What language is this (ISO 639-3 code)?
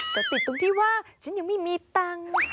tha